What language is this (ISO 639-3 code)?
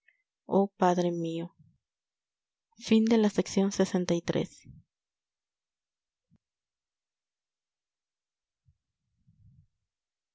spa